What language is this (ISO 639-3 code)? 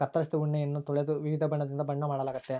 kan